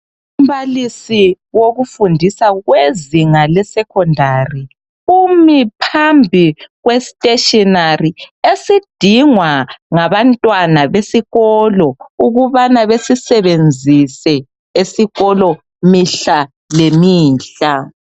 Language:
North Ndebele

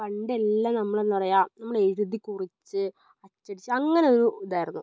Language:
Malayalam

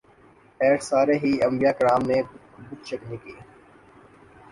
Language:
Urdu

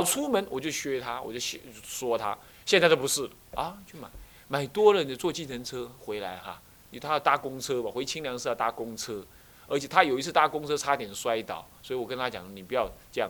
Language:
Chinese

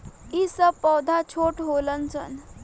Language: Bhojpuri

